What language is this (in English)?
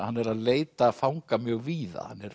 Icelandic